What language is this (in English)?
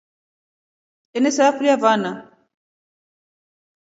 Rombo